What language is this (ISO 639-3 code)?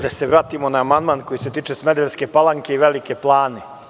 srp